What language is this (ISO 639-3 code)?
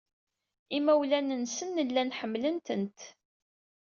kab